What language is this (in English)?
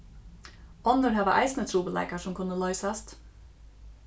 Faroese